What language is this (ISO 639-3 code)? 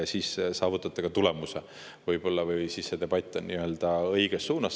est